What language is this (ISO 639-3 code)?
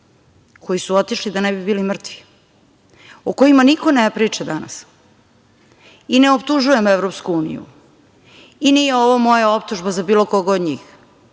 srp